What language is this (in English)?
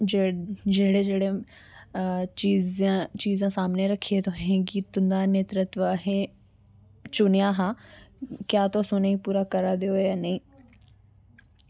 Dogri